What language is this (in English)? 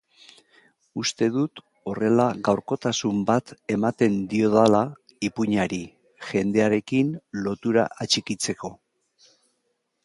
Basque